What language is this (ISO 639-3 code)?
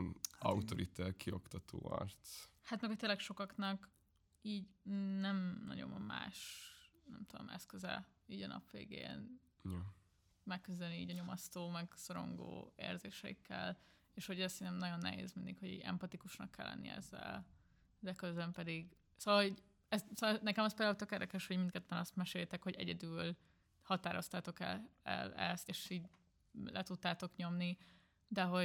hun